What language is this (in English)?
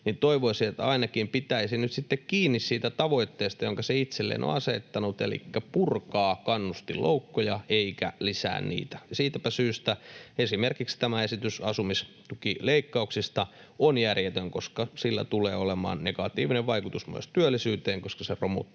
Finnish